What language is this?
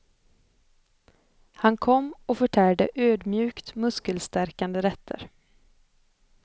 Swedish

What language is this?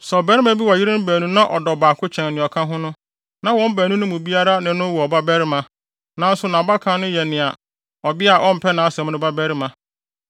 Akan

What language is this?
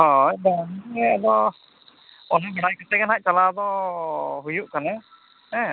Santali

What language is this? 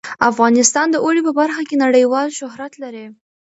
Pashto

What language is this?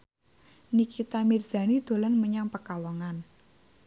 Javanese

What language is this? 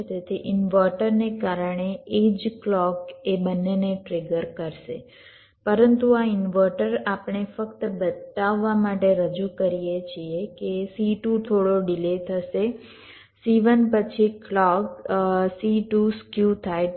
Gujarati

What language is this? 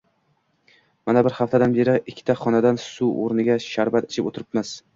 Uzbek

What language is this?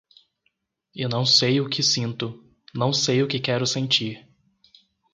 Portuguese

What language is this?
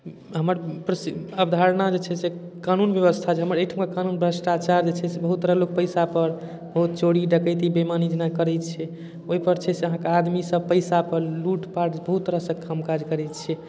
Maithili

